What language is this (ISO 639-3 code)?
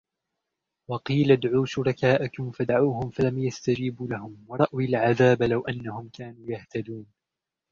ara